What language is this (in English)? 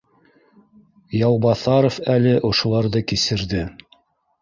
Bashkir